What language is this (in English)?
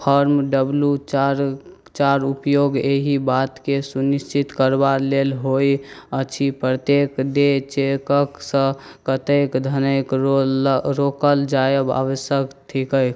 Maithili